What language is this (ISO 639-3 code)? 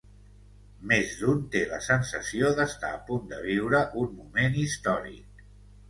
cat